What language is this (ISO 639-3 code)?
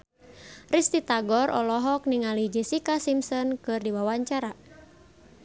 sun